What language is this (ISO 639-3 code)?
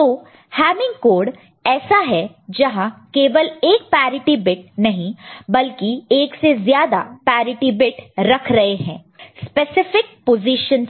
hin